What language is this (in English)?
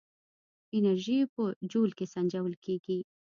Pashto